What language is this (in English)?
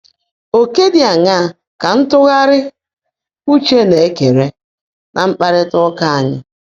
Igbo